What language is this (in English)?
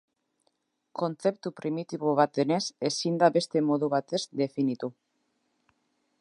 Basque